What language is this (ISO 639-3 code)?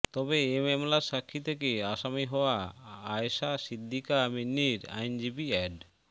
ben